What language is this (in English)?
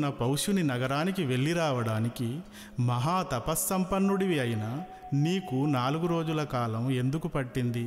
Telugu